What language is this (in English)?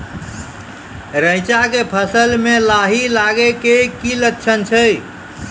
Maithili